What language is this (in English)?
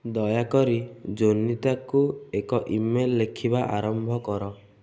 Odia